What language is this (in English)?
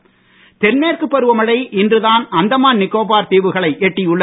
Tamil